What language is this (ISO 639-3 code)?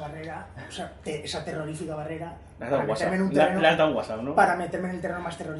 spa